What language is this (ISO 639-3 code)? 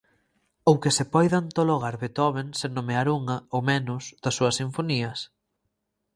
glg